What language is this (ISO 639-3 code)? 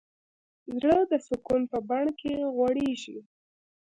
pus